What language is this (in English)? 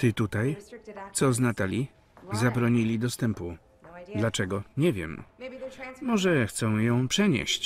Polish